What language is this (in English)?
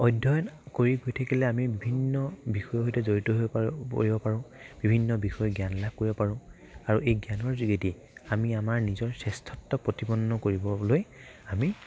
Assamese